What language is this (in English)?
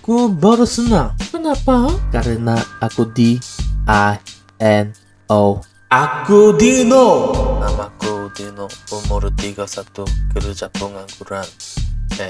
Italian